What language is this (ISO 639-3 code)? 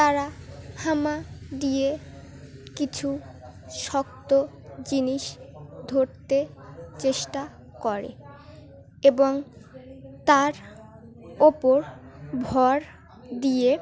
ben